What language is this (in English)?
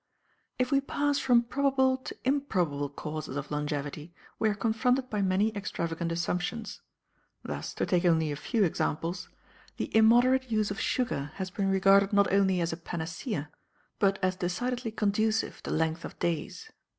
English